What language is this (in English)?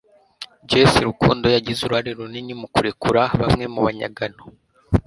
Kinyarwanda